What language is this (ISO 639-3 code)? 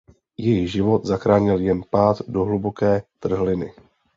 ces